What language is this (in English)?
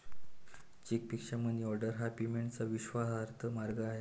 Marathi